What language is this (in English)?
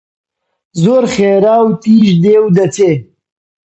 Central Kurdish